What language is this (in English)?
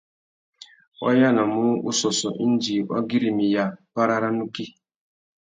Tuki